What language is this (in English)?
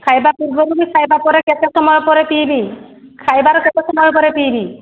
Odia